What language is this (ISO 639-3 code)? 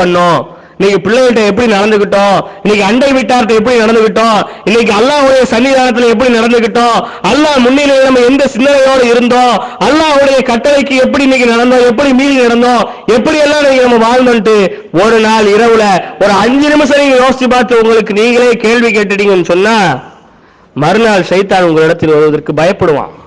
tam